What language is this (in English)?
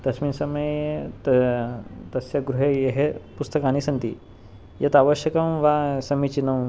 Sanskrit